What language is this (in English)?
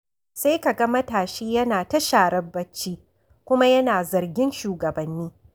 Hausa